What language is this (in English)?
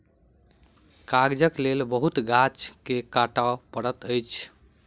Maithili